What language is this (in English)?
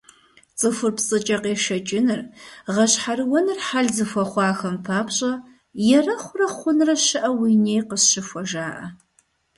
Kabardian